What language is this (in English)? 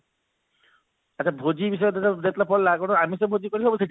Odia